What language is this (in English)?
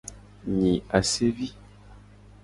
Gen